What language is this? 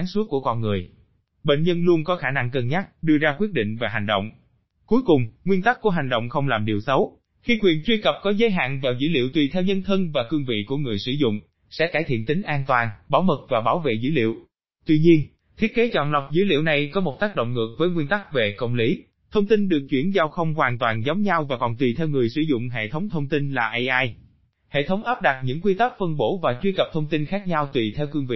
Vietnamese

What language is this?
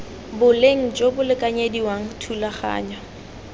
Tswana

